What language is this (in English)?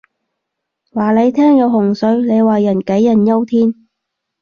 Cantonese